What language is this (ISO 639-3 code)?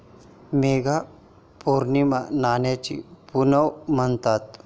mar